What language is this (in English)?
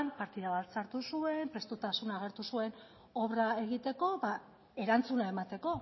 Basque